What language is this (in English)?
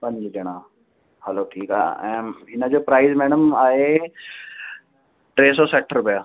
Sindhi